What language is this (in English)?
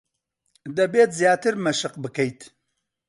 Central Kurdish